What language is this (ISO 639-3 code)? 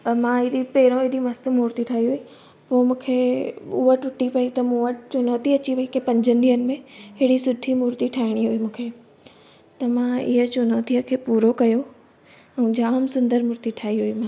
snd